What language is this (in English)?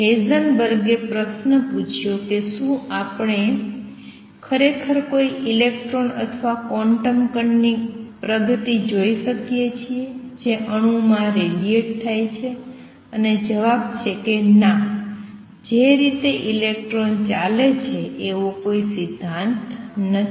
Gujarati